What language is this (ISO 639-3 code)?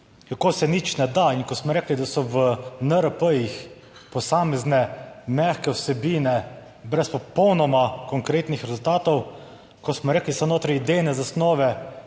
slv